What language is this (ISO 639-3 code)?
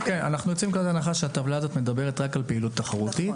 heb